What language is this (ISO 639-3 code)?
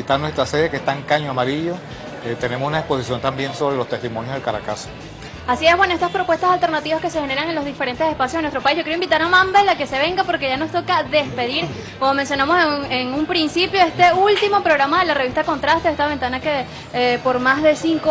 spa